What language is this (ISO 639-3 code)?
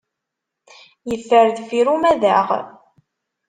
kab